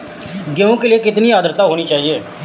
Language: Hindi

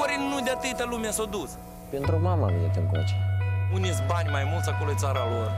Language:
Romanian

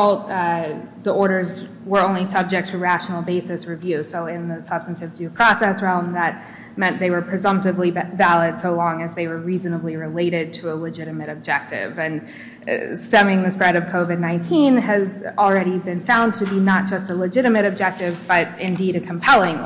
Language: English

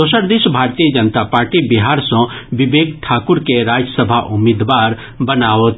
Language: Maithili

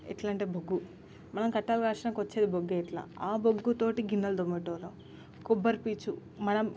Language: Telugu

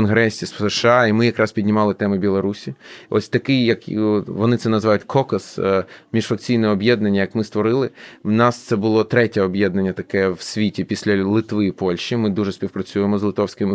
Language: Ukrainian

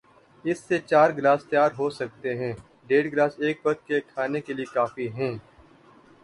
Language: Urdu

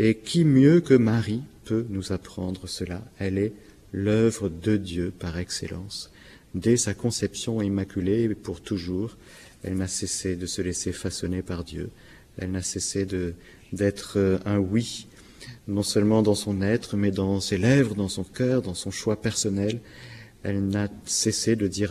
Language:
French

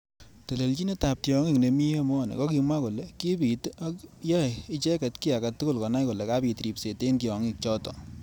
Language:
Kalenjin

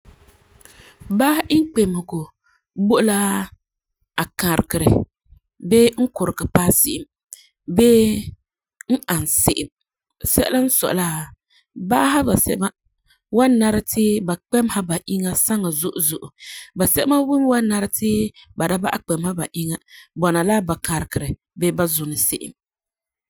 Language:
Frafra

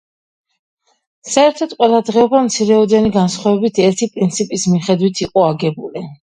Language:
Georgian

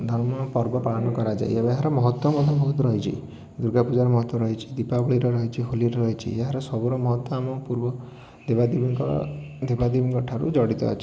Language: Odia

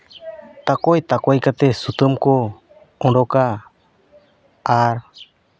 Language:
Santali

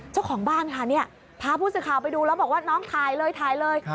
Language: Thai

